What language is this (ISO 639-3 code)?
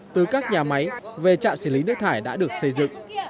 vie